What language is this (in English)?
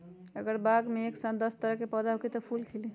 Magahi